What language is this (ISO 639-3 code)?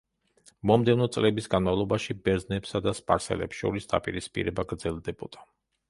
kat